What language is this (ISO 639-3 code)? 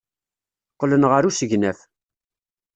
kab